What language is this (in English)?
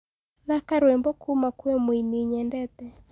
Kikuyu